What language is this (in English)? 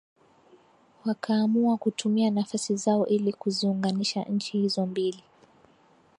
Swahili